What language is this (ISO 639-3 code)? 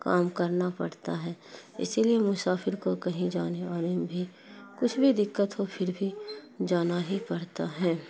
urd